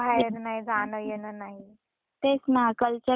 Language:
Marathi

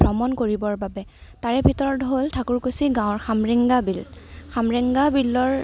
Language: Assamese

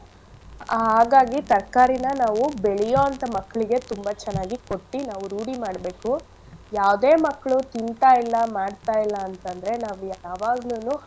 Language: Kannada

